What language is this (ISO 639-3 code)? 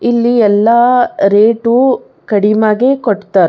kan